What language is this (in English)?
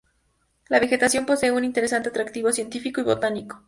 Spanish